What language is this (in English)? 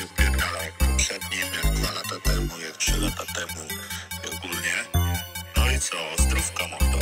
Polish